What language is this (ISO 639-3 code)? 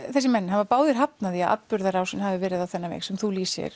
isl